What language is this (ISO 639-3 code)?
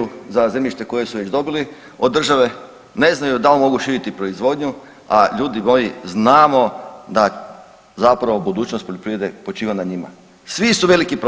hrv